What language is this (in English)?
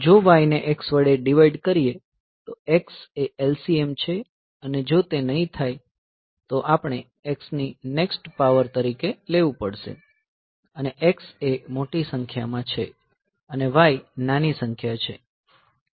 Gujarati